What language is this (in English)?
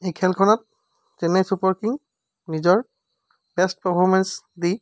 Assamese